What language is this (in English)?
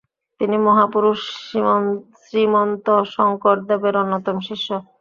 Bangla